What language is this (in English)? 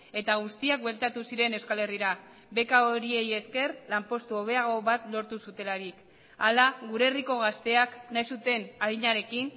Basque